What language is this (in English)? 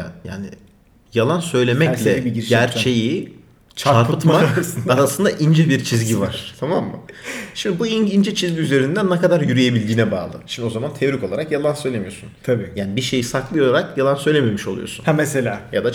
Turkish